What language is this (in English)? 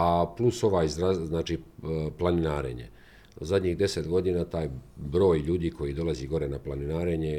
Croatian